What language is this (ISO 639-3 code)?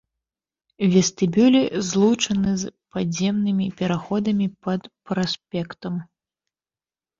bel